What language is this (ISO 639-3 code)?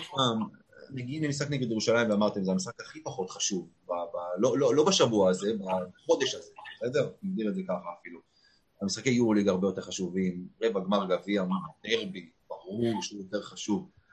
heb